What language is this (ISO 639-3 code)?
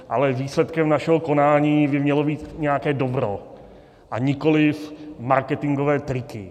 ces